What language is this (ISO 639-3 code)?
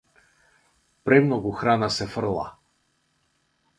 mkd